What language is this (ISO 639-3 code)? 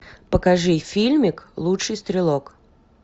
rus